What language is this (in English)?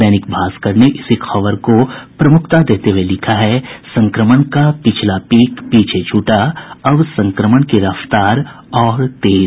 Hindi